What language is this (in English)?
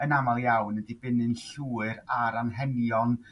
Welsh